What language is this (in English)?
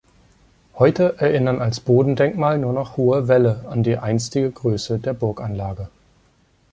German